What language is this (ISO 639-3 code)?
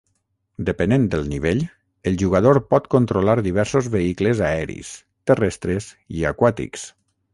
cat